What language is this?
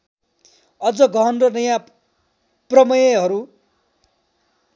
Nepali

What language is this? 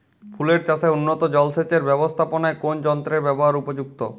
Bangla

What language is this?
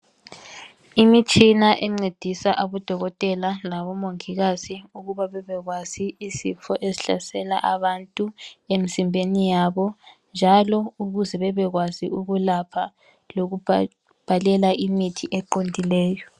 North Ndebele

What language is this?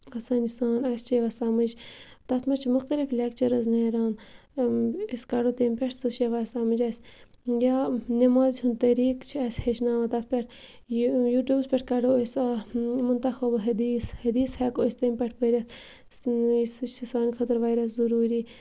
Kashmiri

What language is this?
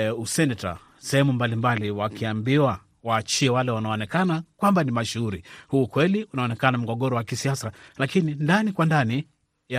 Swahili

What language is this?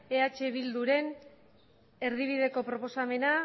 Basque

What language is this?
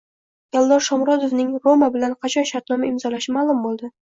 Uzbek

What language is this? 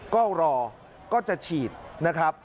Thai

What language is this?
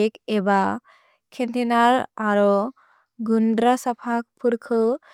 Bodo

